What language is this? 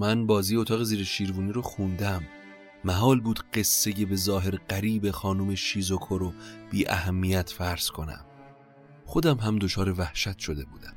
Persian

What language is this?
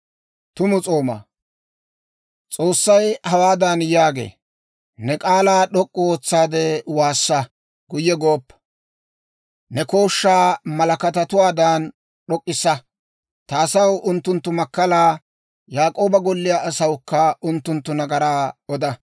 Dawro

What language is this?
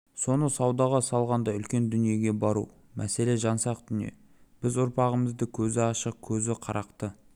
Kazakh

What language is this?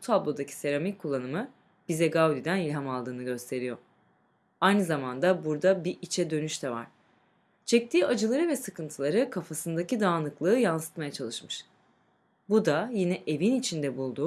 Turkish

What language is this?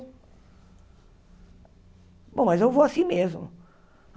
Portuguese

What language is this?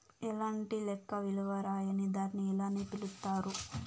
Telugu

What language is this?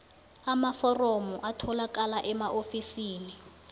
South Ndebele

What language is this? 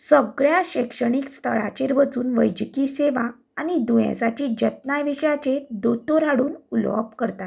Konkani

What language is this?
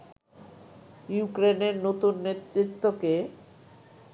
Bangla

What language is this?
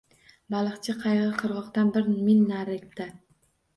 Uzbek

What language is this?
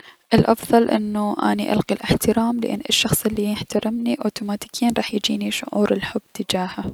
Mesopotamian Arabic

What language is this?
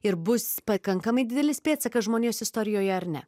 Lithuanian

